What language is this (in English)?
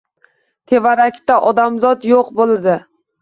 Uzbek